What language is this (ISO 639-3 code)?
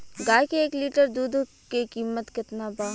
bho